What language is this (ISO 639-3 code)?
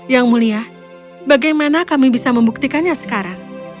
ind